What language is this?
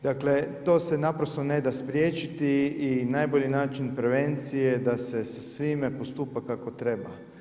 Croatian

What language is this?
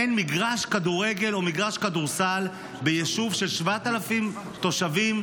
Hebrew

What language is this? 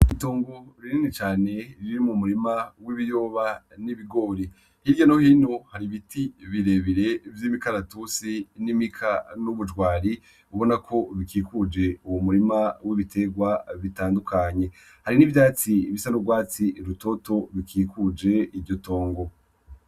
Rundi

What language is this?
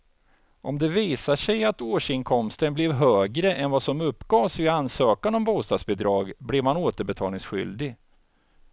Swedish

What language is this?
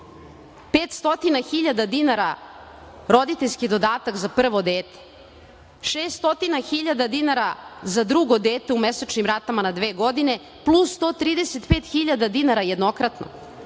Serbian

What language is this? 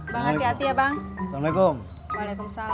Indonesian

